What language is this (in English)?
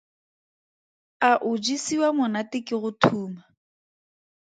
Tswana